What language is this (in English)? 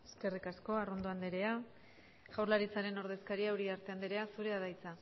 Basque